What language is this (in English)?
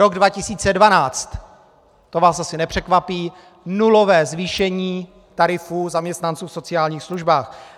Czech